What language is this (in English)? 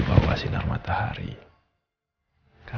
Indonesian